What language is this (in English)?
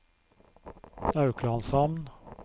Norwegian